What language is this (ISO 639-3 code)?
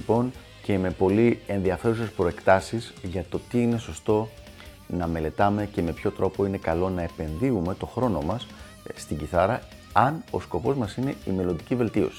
ell